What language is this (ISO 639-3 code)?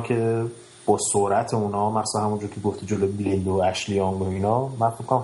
fas